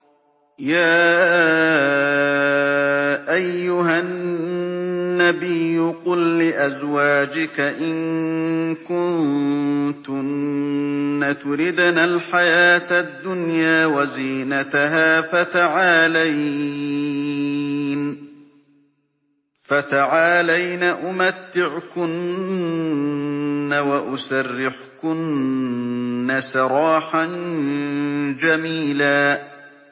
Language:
Arabic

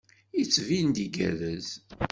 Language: Kabyle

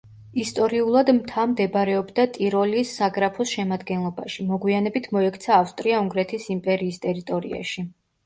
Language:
Georgian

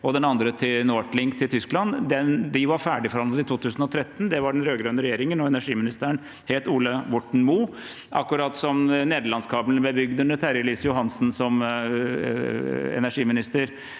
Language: Norwegian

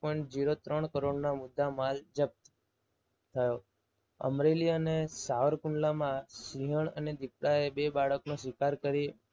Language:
Gujarati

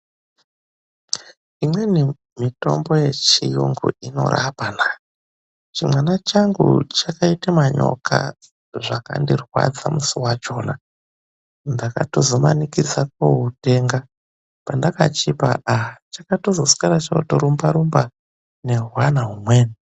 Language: Ndau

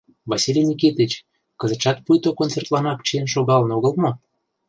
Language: Mari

